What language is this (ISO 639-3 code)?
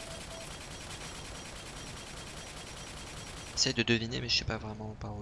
fra